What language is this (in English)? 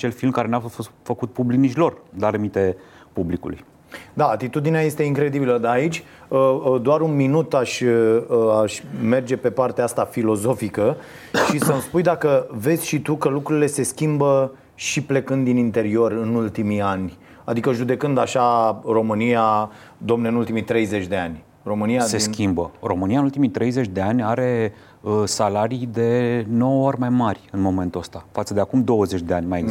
Romanian